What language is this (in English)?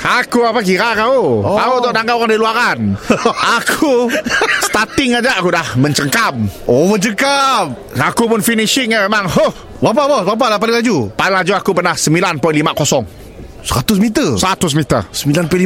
Malay